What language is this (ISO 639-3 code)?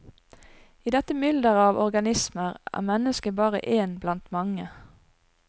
nor